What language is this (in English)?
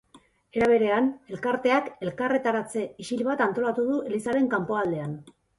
Basque